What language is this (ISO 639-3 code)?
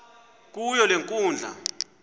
xho